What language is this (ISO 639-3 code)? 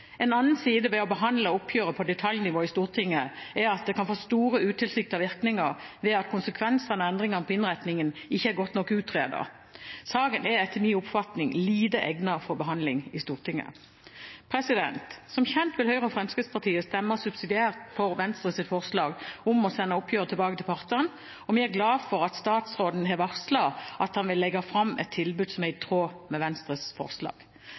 nob